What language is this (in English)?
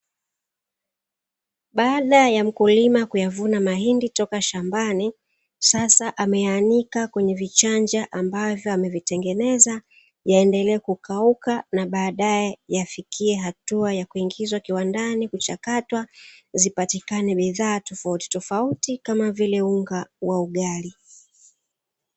Swahili